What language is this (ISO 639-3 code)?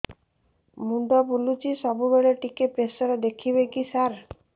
ori